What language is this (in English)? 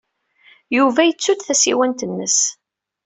Kabyle